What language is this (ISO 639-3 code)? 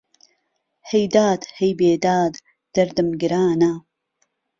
ckb